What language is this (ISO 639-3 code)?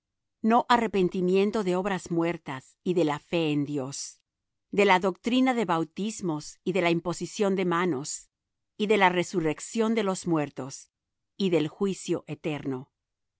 spa